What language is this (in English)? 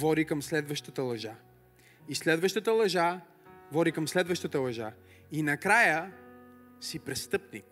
Bulgarian